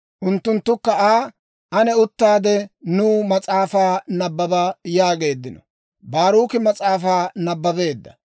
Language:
Dawro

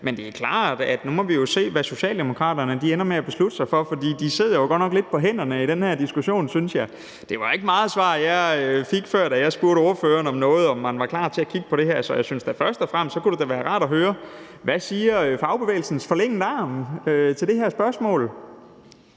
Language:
Danish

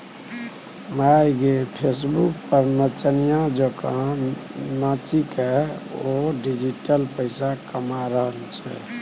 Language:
Maithili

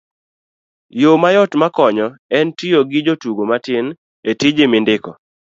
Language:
Luo (Kenya and Tanzania)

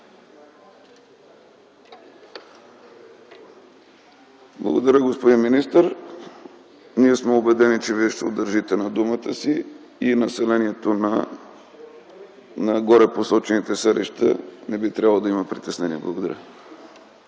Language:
Bulgarian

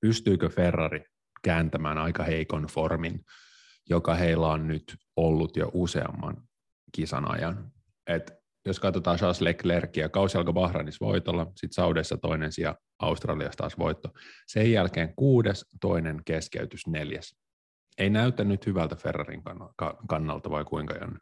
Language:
Finnish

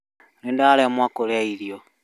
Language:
Kikuyu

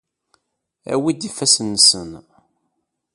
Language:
Kabyle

